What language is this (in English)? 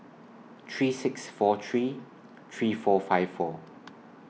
English